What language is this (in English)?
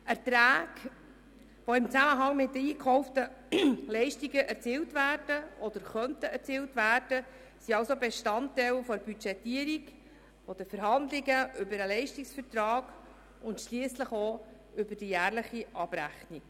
Swiss German